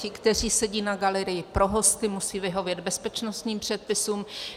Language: Czech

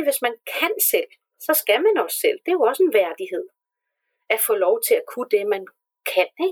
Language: Danish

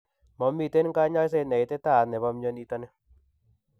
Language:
Kalenjin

